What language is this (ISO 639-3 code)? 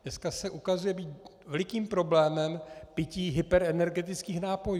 ces